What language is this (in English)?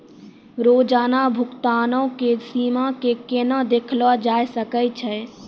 Maithili